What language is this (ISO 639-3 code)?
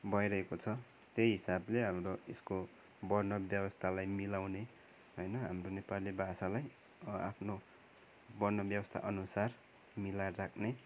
nep